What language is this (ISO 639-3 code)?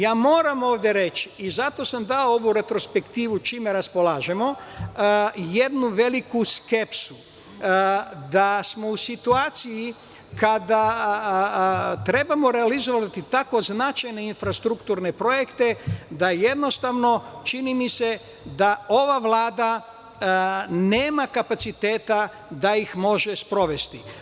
srp